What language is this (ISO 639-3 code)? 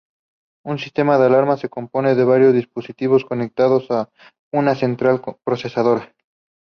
spa